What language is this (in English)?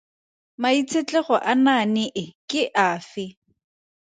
Tswana